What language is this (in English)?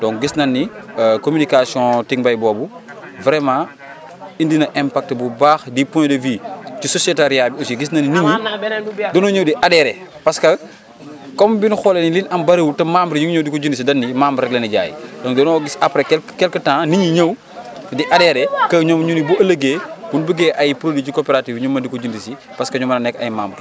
Wolof